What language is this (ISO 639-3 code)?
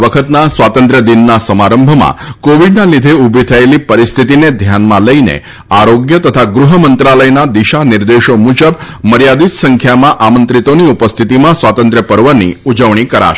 guj